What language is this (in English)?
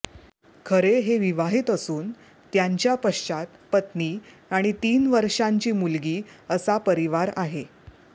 Marathi